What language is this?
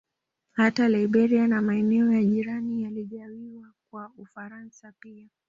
Swahili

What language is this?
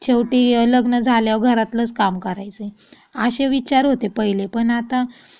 Marathi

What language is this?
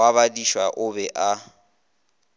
Northern Sotho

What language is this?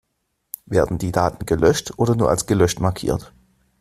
German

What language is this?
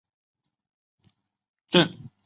Chinese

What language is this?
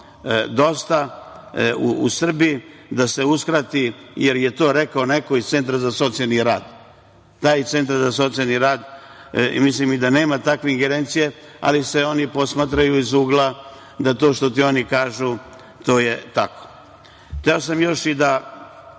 Serbian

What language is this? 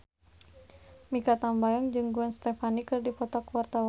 Sundanese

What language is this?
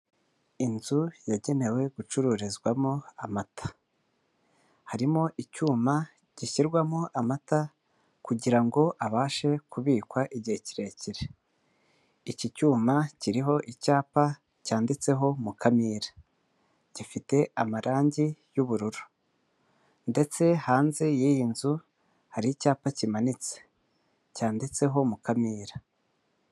Kinyarwanda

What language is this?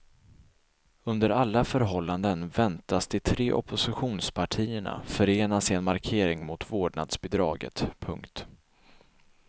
Swedish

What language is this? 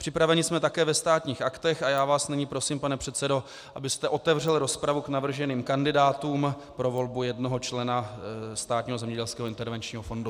Czech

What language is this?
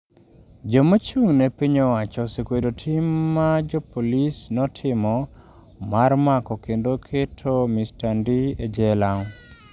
Luo (Kenya and Tanzania)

